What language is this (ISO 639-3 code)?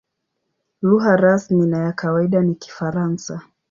swa